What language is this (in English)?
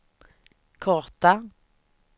Swedish